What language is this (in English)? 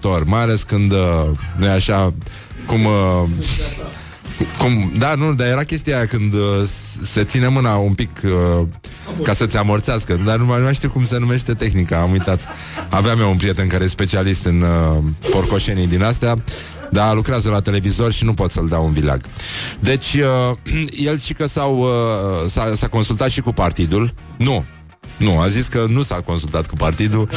Romanian